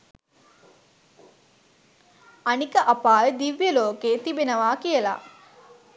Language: Sinhala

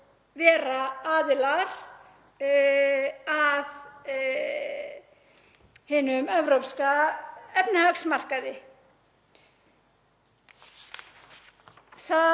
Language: Icelandic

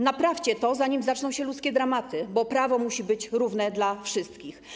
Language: Polish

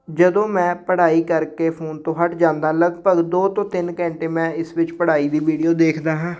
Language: Punjabi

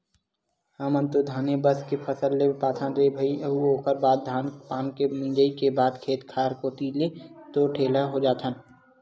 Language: Chhattisgarhi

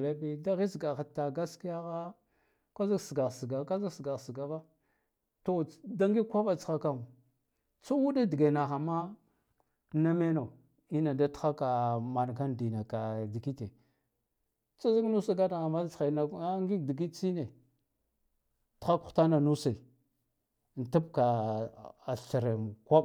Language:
Guduf-Gava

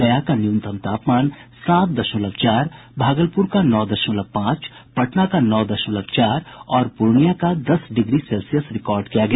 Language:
Hindi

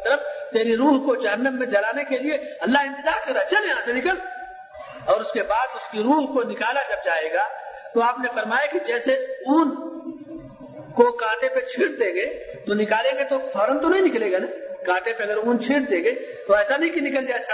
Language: Urdu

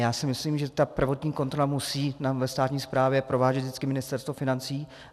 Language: Czech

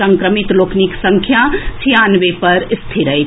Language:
Maithili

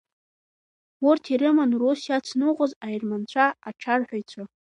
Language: Abkhazian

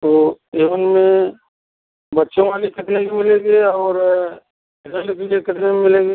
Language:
Hindi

